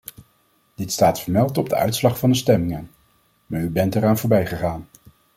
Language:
Dutch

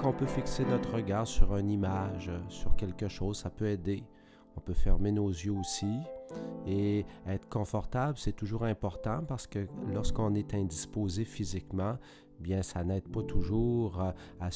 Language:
French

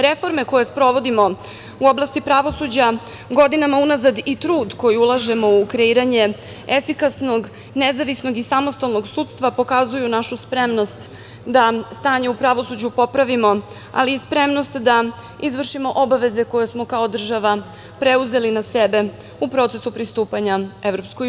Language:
Serbian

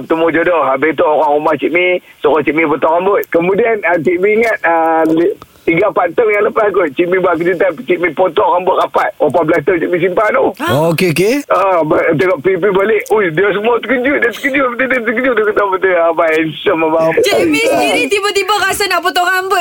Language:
Malay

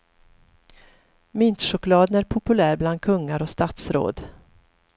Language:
Swedish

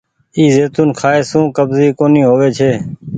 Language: Goaria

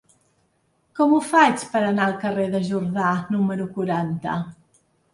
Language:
Catalan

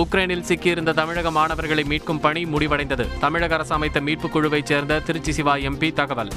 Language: Tamil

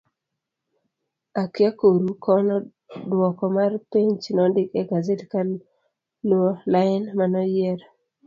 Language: Luo (Kenya and Tanzania)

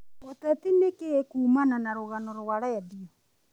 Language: Kikuyu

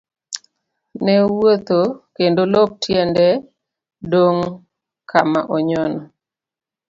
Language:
Luo (Kenya and Tanzania)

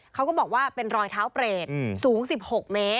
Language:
Thai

